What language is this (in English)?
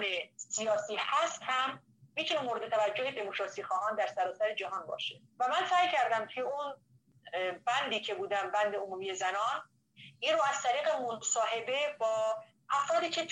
Persian